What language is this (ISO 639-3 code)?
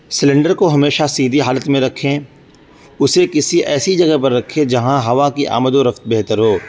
urd